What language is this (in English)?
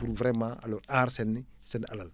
Wolof